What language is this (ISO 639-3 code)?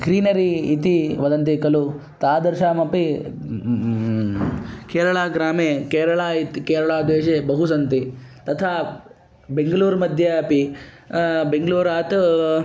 san